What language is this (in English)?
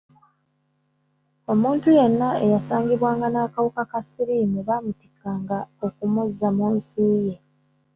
Ganda